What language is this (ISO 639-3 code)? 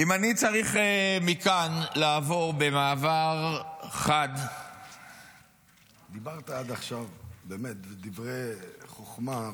heb